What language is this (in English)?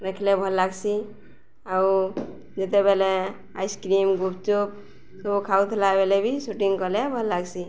Odia